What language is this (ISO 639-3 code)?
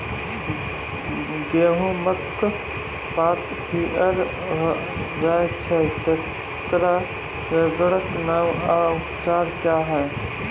mai